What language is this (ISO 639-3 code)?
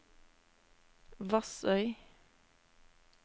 nor